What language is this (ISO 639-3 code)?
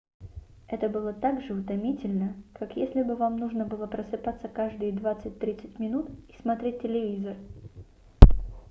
rus